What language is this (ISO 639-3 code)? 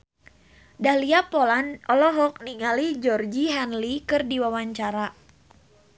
sun